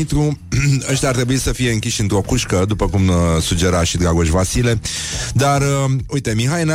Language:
Romanian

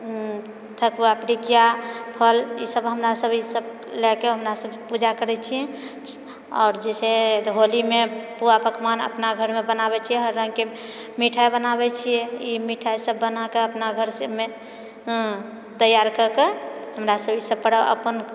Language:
Maithili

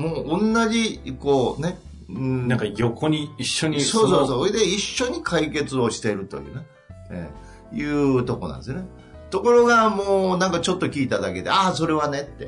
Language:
Japanese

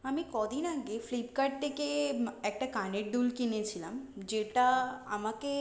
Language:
Bangla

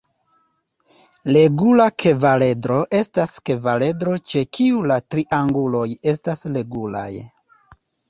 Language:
Esperanto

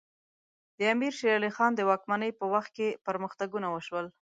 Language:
Pashto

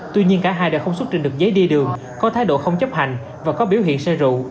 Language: Vietnamese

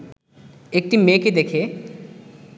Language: Bangla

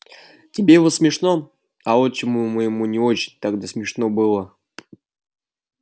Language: Russian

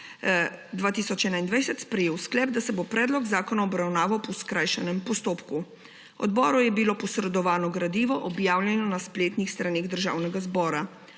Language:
Slovenian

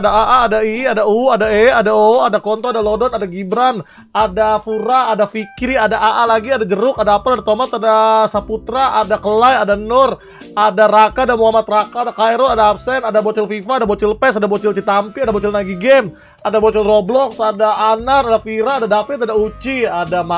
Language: Indonesian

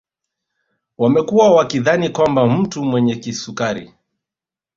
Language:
Swahili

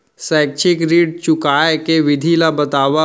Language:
Chhattisgarhi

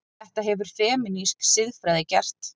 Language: Icelandic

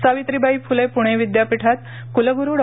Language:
Marathi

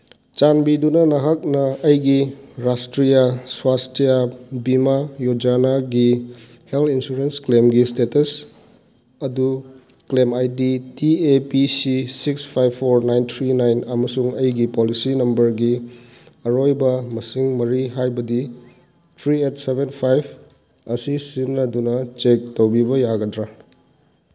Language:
Manipuri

